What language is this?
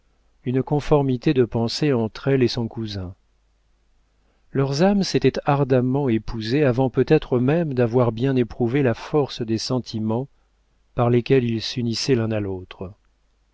French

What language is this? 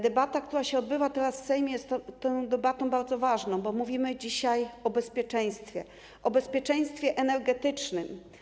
Polish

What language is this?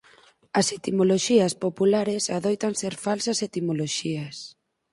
Galician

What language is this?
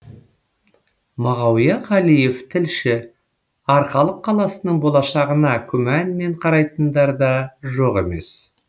Kazakh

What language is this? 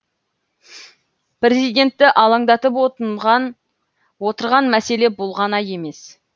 Kazakh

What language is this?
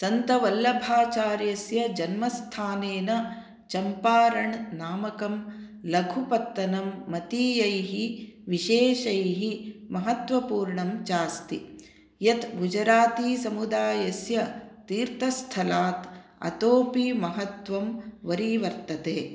Sanskrit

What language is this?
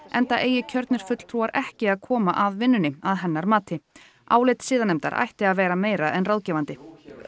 Icelandic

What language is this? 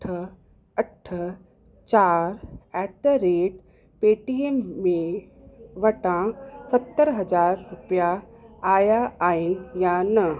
Sindhi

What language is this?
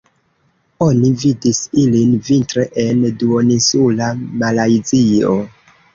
Esperanto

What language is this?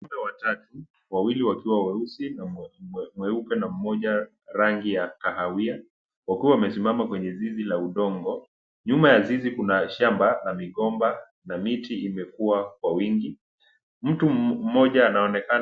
Swahili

